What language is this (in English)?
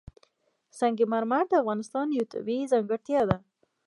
Pashto